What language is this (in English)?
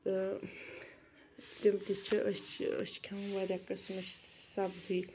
Kashmiri